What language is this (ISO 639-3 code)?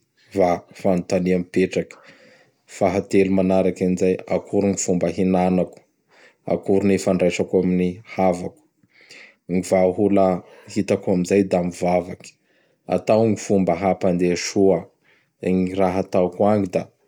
bhr